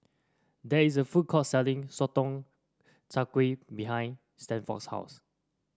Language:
English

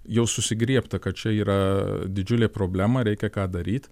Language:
Lithuanian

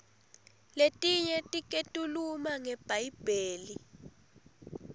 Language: Swati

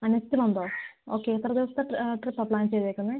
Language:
Malayalam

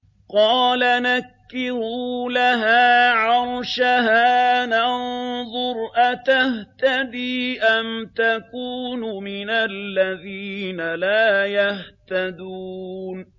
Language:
Arabic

